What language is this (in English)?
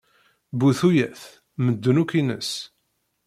Kabyle